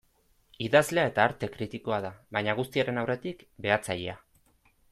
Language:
Basque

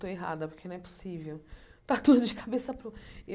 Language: Portuguese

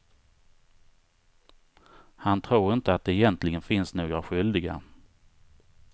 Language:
Swedish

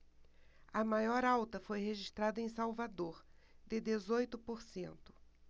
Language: Portuguese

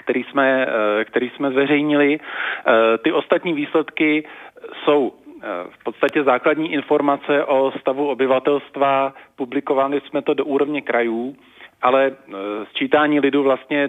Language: Czech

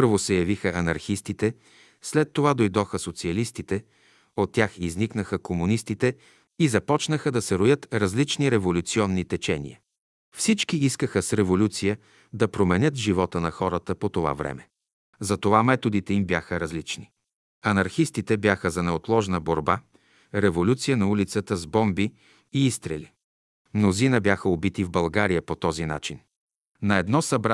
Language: Bulgarian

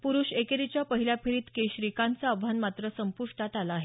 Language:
Marathi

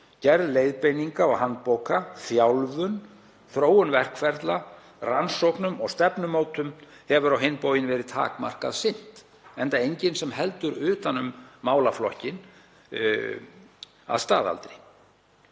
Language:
Icelandic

